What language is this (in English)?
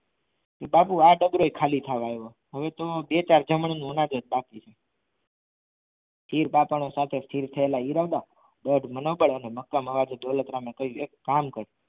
Gujarati